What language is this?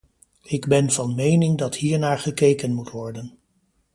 Dutch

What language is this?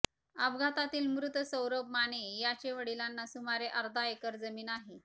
Marathi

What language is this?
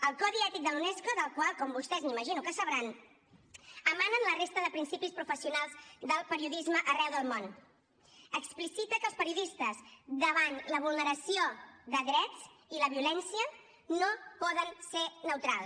Catalan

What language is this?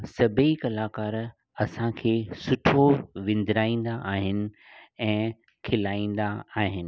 Sindhi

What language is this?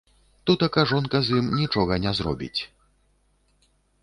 Belarusian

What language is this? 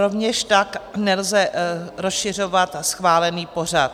Czech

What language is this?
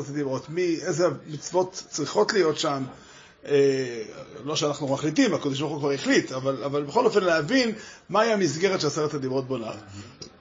Hebrew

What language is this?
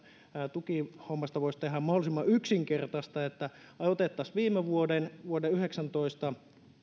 Finnish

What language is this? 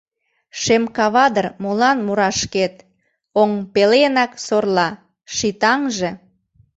Mari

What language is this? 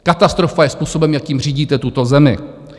Czech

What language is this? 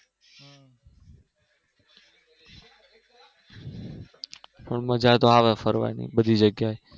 Gujarati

